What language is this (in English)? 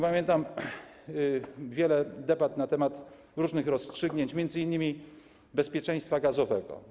Polish